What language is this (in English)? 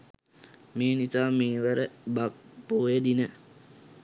Sinhala